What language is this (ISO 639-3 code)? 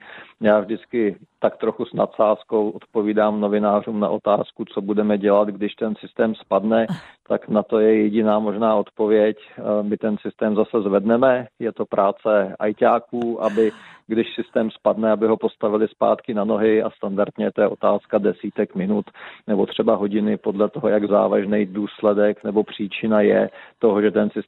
ces